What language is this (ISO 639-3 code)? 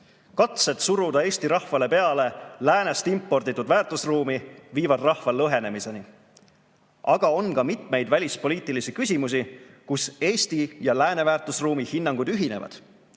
est